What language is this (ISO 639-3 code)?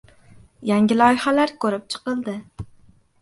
uzb